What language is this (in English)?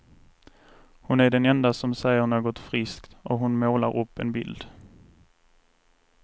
Swedish